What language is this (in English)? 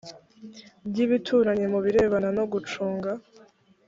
Kinyarwanda